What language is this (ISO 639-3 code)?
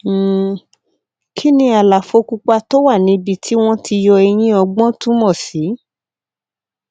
yor